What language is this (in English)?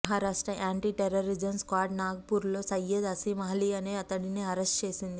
Telugu